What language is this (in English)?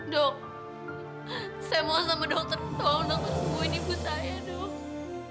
Indonesian